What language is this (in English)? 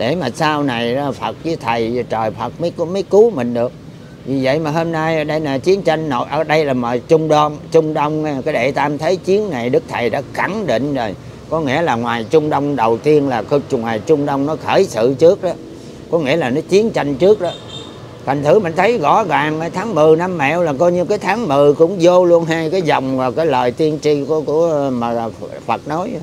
Vietnamese